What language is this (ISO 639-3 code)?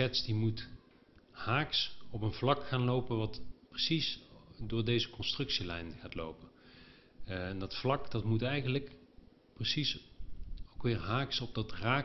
nld